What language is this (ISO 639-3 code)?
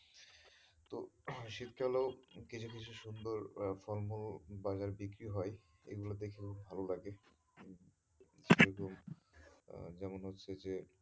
ben